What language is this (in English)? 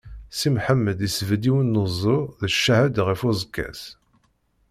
Kabyle